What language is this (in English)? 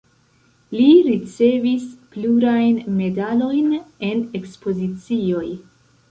Esperanto